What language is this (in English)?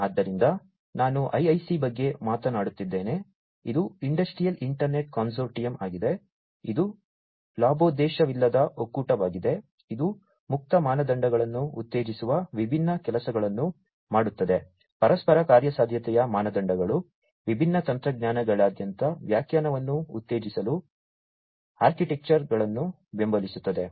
Kannada